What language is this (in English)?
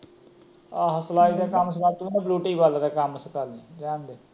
Punjabi